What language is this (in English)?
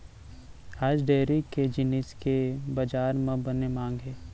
Chhattisgarhi